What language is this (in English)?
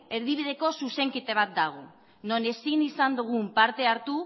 Basque